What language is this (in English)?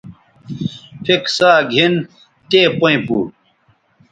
Bateri